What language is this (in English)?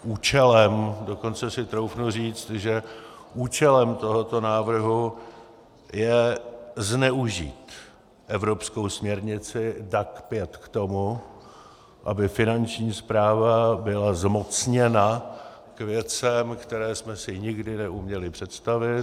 Czech